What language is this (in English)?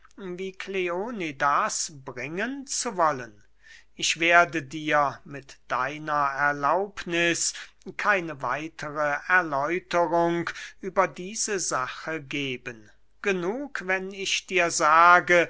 German